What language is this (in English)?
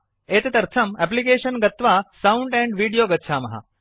Sanskrit